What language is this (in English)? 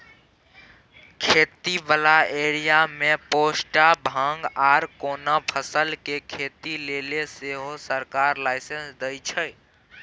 Maithili